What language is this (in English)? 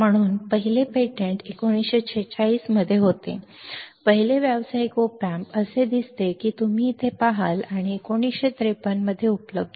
Marathi